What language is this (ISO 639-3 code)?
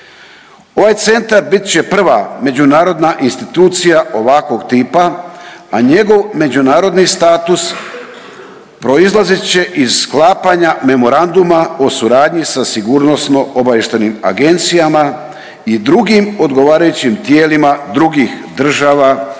hrv